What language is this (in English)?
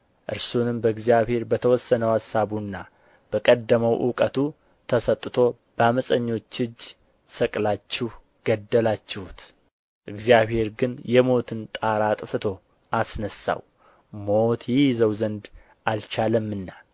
Amharic